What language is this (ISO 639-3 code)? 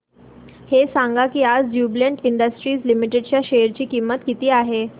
mar